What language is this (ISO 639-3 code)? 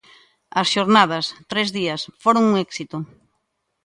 glg